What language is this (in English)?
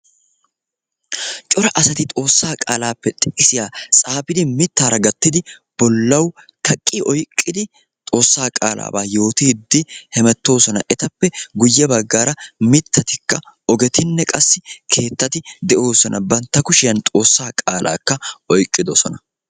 Wolaytta